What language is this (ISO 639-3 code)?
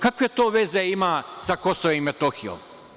srp